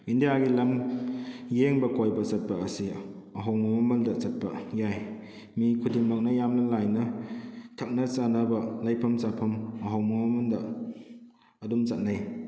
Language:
Manipuri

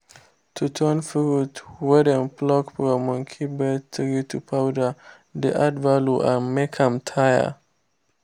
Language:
Nigerian Pidgin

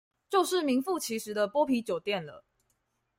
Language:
Chinese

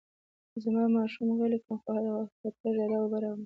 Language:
Pashto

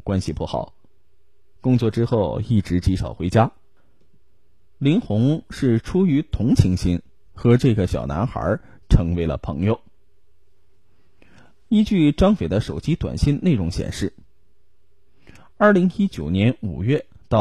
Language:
Chinese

